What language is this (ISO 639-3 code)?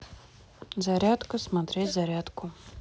rus